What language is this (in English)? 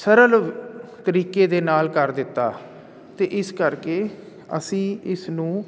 Punjabi